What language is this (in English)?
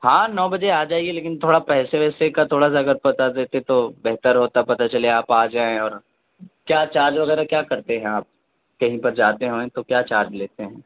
Urdu